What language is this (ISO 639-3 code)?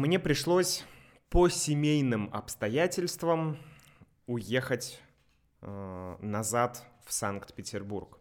rus